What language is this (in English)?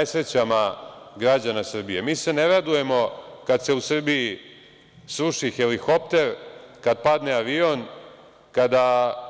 Serbian